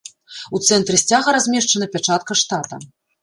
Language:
Belarusian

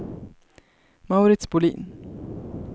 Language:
Swedish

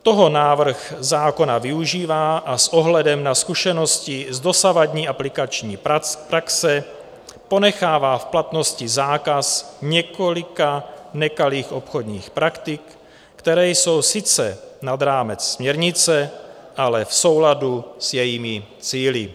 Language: Czech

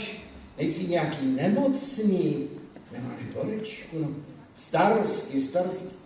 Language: Czech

